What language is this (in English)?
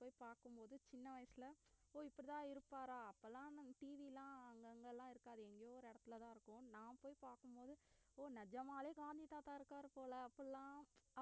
Tamil